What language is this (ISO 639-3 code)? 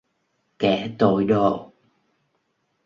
vie